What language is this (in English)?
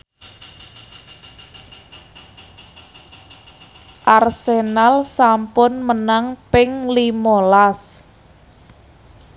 Javanese